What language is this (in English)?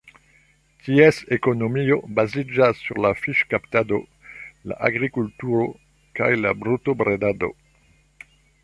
Esperanto